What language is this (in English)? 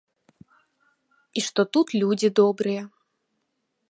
Belarusian